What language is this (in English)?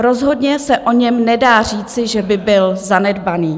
Czech